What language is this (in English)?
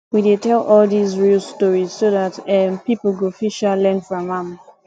Nigerian Pidgin